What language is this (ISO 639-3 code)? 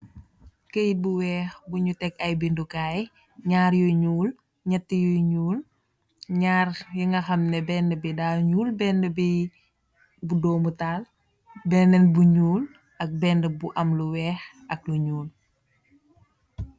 wol